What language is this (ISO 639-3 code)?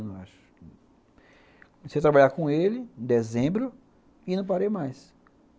por